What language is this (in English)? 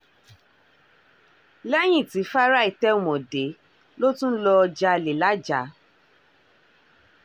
Yoruba